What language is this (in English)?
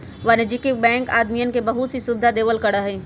Magahi